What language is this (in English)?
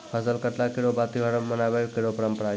Maithili